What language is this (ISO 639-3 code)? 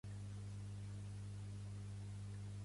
cat